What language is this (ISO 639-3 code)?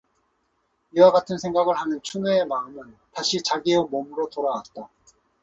kor